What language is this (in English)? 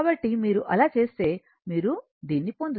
Telugu